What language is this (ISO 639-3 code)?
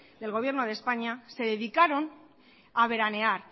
spa